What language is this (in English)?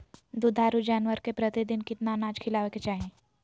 Magahi